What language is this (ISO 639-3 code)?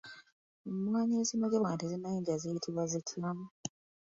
lug